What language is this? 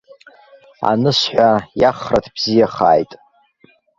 Abkhazian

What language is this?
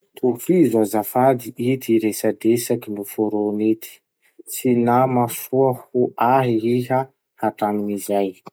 Masikoro Malagasy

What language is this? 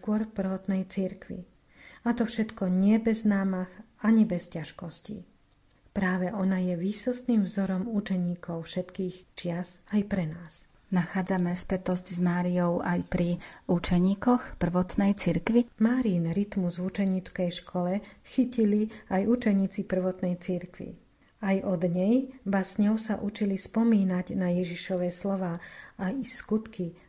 Slovak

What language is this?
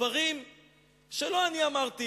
Hebrew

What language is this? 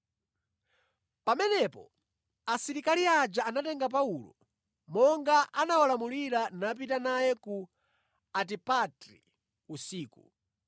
Nyanja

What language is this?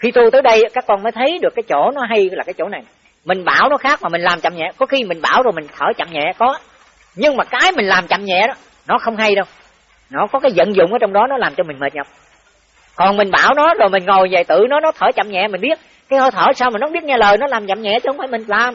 Vietnamese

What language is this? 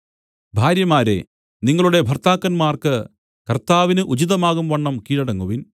Malayalam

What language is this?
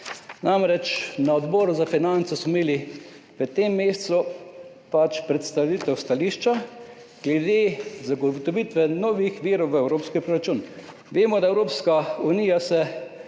Slovenian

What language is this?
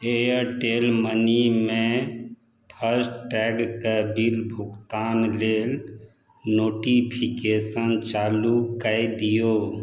Maithili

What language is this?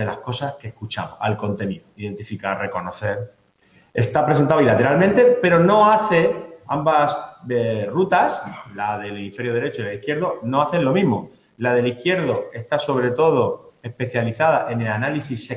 Spanish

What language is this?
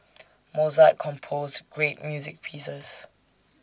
English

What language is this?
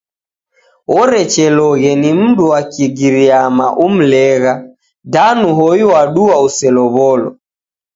Taita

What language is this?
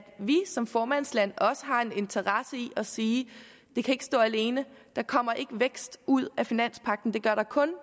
Danish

